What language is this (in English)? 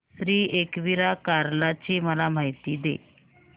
Marathi